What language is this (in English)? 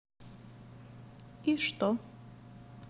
Russian